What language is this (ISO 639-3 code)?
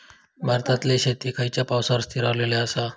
mar